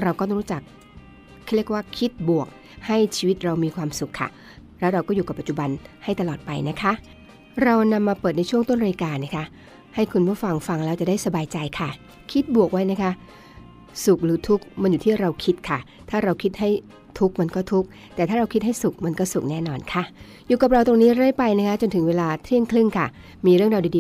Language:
Thai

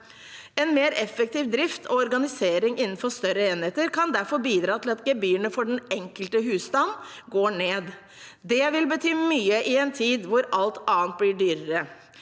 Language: Norwegian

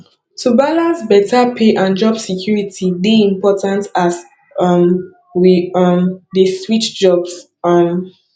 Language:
Nigerian Pidgin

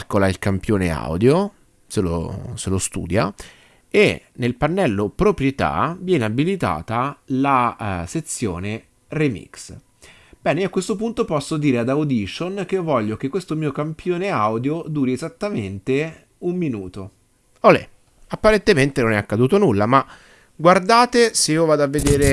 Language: Italian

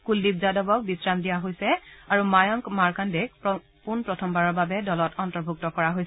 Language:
Assamese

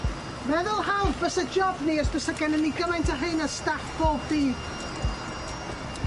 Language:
Welsh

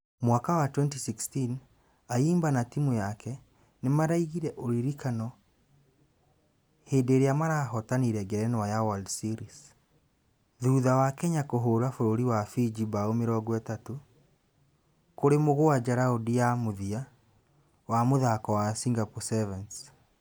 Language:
Kikuyu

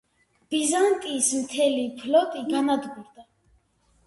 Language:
Georgian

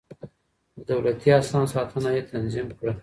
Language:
Pashto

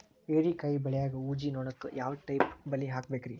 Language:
Kannada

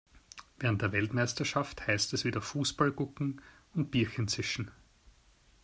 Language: German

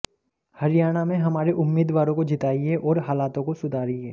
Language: Hindi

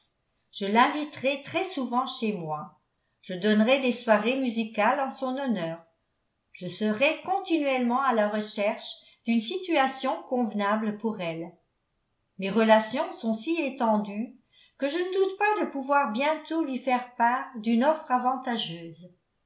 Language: French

